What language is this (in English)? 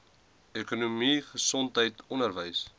Afrikaans